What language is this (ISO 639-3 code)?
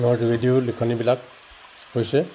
asm